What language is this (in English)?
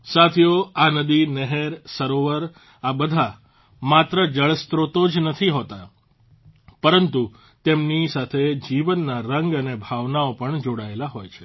Gujarati